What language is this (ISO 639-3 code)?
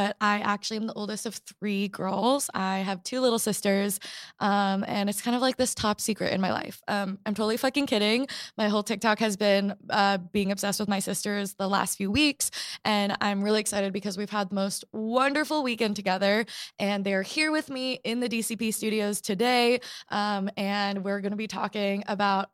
eng